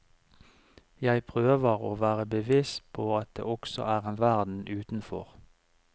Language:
Norwegian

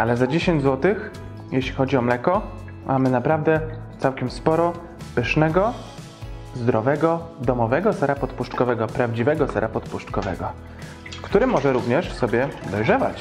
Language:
Polish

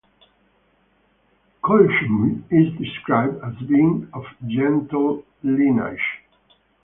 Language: English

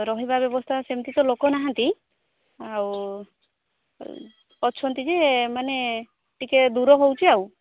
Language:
Odia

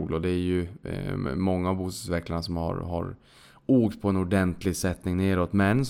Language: Swedish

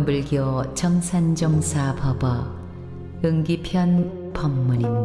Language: Korean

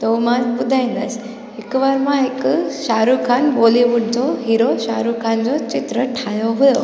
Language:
Sindhi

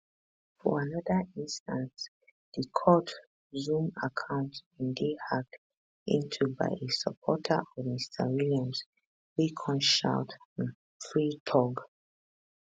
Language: Nigerian Pidgin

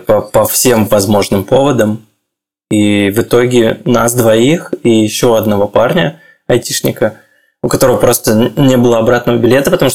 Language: Russian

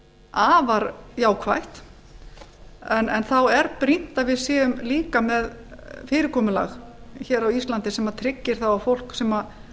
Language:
Icelandic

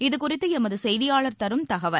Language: Tamil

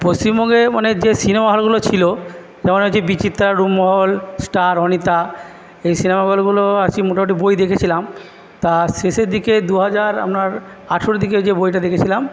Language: Bangla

